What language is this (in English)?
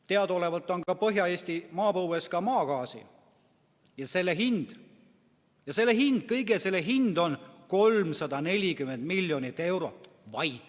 Estonian